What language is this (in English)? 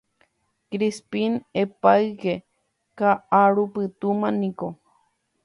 Guarani